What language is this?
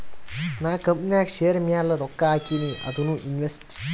Kannada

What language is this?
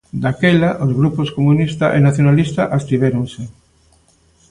Galician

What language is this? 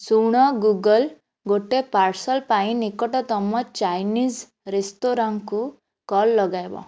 Odia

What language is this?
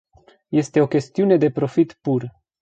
Romanian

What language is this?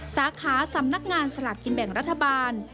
Thai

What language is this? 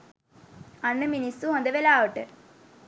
Sinhala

